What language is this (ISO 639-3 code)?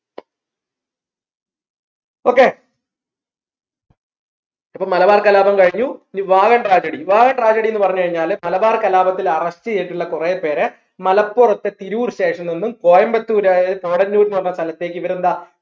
mal